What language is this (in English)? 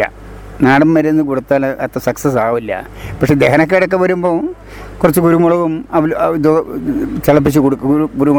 Malayalam